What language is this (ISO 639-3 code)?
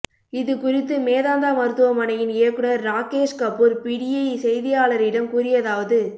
tam